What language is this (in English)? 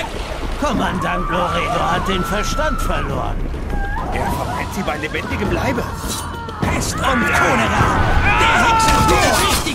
German